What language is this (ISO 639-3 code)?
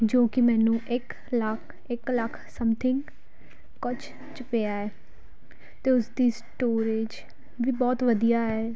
pan